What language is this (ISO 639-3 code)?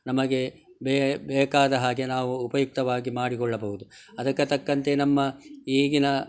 kan